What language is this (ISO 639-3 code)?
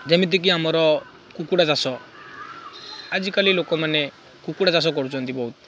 ori